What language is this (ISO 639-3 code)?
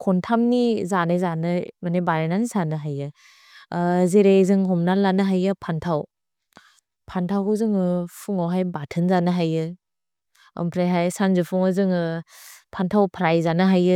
brx